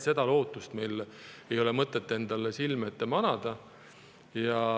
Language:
Estonian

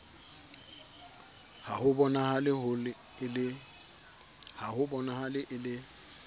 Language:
Southern Sotho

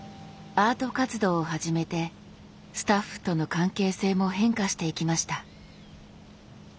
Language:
Japanese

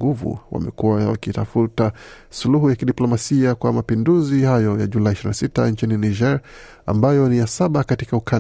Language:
Swahili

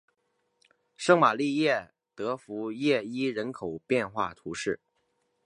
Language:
Chinese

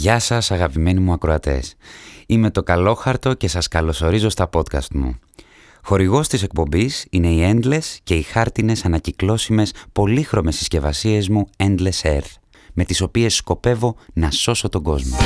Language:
Greek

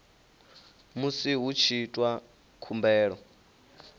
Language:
Venda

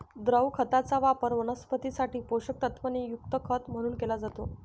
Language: Marathi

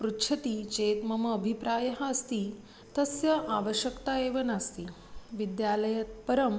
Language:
Sanskrit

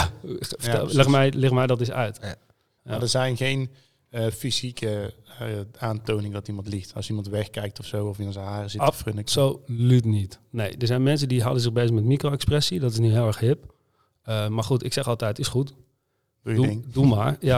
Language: Dutch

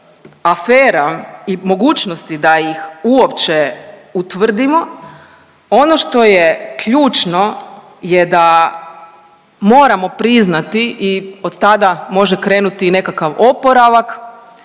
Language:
Croatian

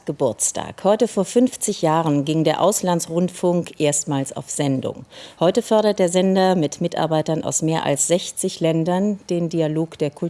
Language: German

